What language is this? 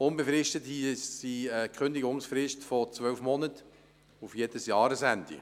Swiss German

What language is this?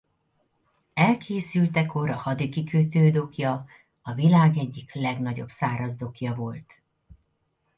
Hungarian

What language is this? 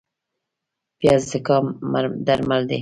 Pashto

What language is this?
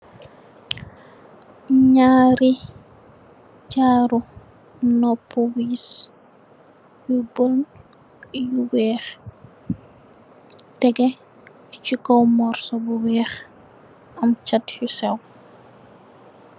Wolof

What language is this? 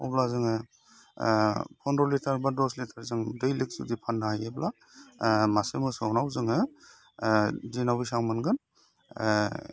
Bodo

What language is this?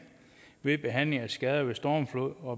Danish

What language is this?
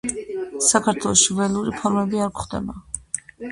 Georgian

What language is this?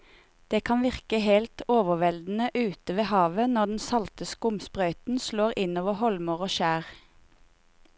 Norwegian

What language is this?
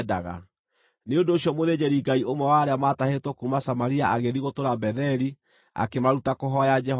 Kikuyu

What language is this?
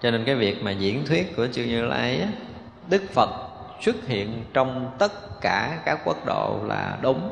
Vietnamese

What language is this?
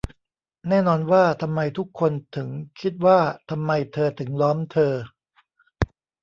Thai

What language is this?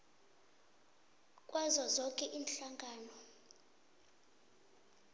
South Ndebele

